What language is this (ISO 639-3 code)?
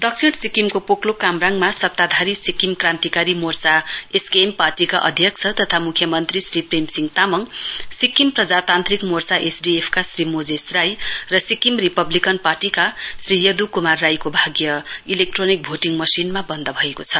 nep